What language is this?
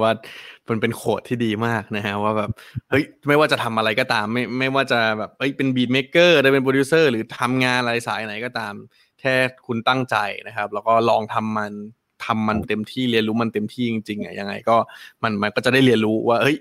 Thai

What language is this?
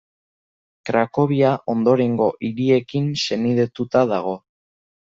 Basque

